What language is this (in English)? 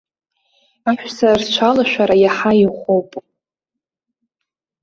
Abkhazian